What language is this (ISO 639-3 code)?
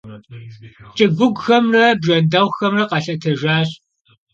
kbd